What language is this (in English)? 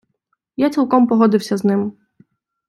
Ukrainian